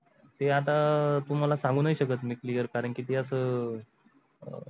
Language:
Marathi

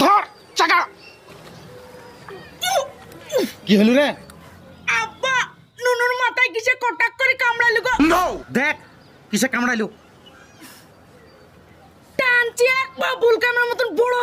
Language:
Indonesian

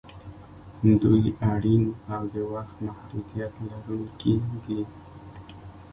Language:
Pashto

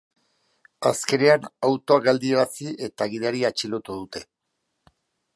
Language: Basque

